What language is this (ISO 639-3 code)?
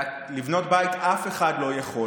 heb